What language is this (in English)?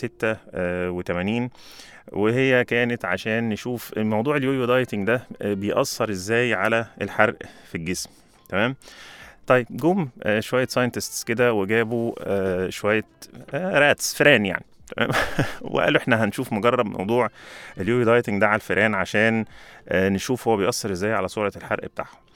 Arabic